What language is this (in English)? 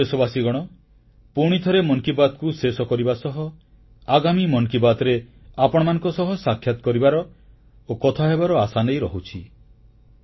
Odia